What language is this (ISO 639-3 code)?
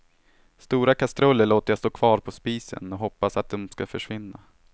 swe